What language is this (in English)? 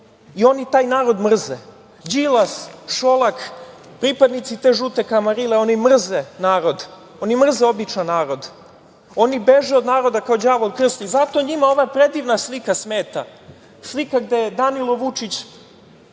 Serbian